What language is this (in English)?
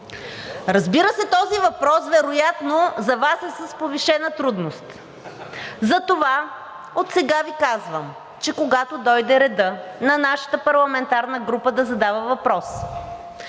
Bulgarian